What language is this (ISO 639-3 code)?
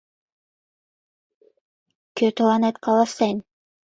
chm